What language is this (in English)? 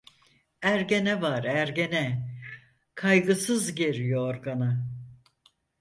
Turkish